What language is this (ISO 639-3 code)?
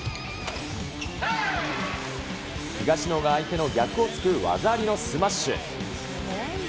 jpn